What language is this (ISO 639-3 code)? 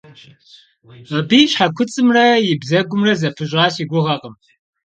kbd